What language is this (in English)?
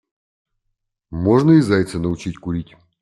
Russian